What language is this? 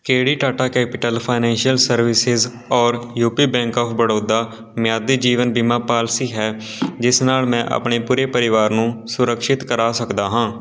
Punjabi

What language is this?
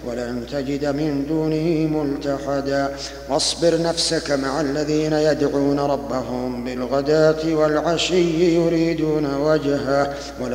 Arabic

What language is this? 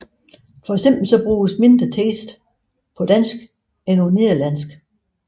Danish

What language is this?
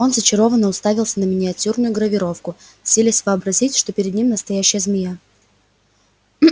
Russian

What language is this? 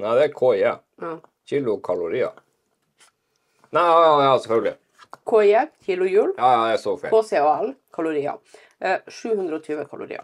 Norwegian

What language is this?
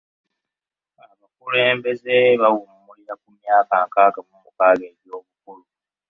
Ganda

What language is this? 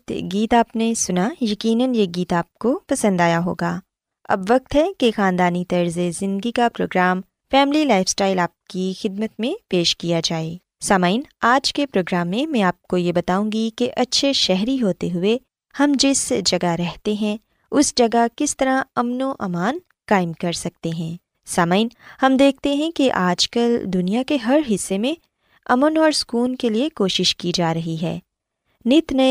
Urdu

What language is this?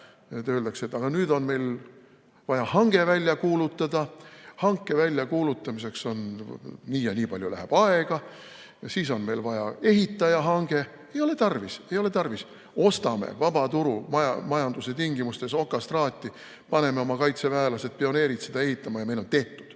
Estonian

